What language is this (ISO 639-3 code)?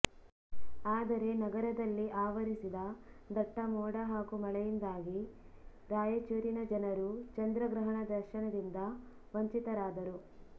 kan